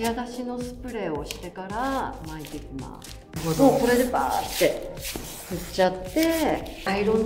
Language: Japanese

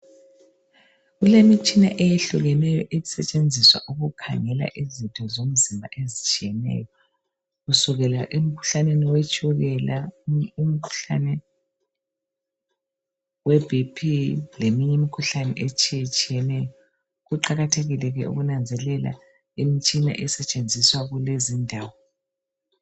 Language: North Ndebele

